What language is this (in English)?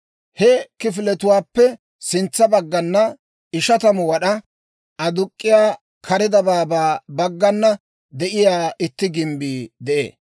Dawro